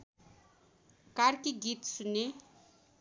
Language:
Nepali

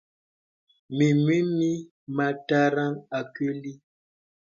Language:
Bebele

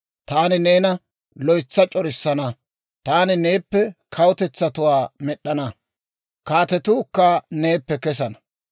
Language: Dawro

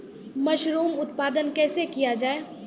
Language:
Maithili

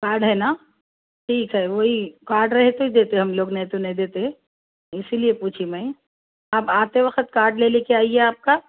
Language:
Urdu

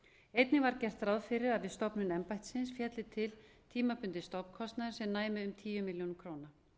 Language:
Icelandic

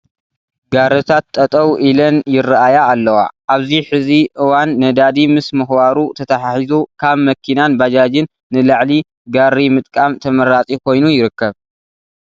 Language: Tigrinya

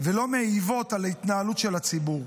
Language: Hebrew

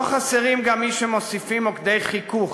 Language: Hebrew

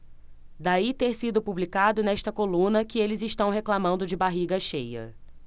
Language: Portuguese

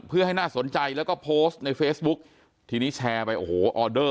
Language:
Thai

